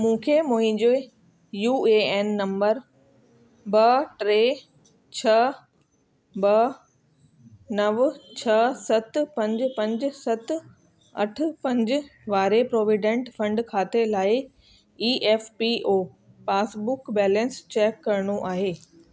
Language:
Sindhi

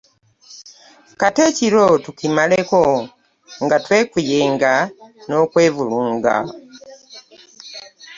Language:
Ganda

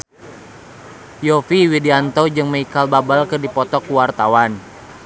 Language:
Sundanese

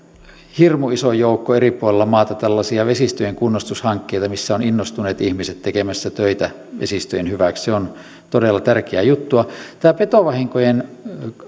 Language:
Finnish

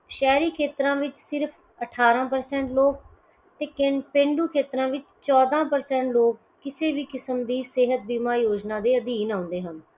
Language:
Punjabi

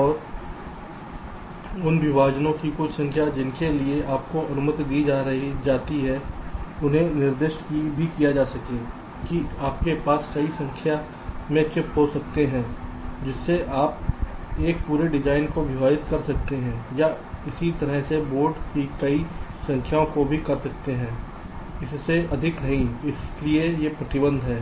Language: Hindi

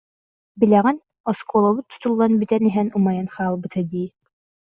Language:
Yakut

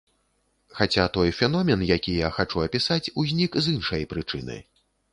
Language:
Belarusian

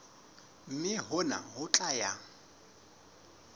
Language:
Southern Sotho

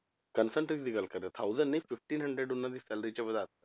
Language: Punjabi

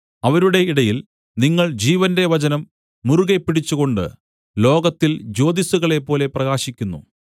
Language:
Malayalam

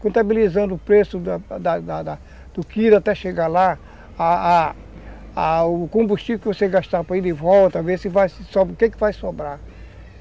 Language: Portuguese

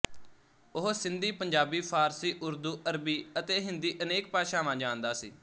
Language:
Punjabi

